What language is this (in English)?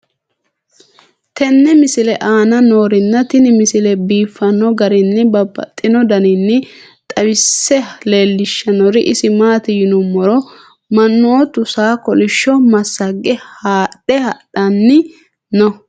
Sidamo